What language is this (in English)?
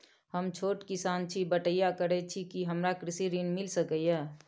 Maithili